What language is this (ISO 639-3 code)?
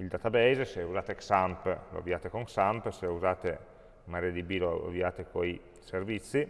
ita